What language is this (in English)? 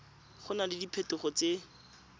Tswana